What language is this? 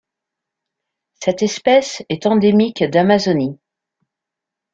French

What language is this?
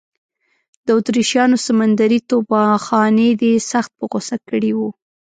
Pashto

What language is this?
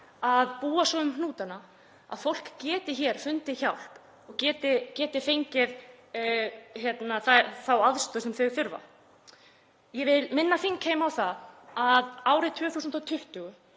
Icelandic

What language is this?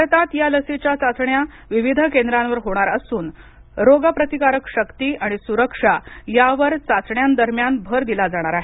Marathi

